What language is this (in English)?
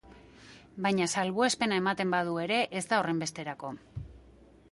Basque